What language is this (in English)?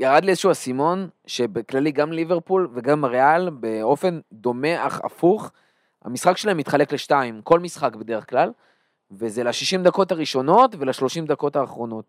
Hebrew